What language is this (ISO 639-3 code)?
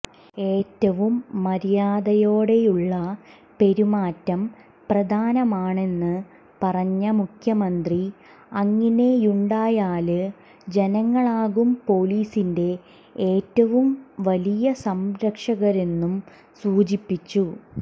mal